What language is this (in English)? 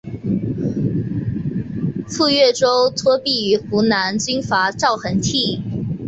Chinese